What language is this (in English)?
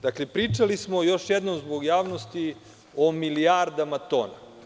Serbian